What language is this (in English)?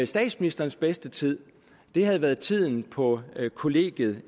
Danish